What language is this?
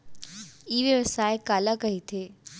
Chhattisgarhi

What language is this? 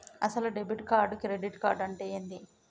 Telugu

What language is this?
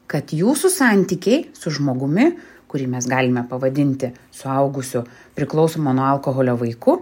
Lithuanian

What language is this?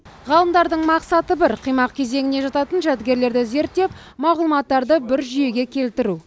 Kazakh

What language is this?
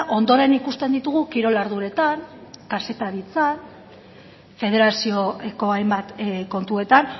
Basque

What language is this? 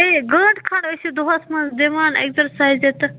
Kashmiri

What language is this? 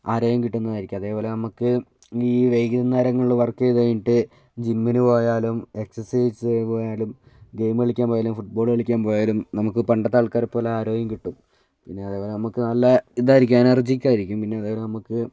Malayalam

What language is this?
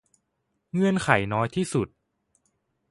Thai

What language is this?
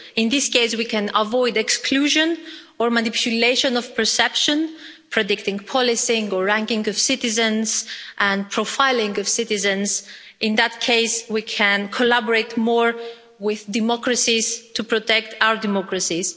English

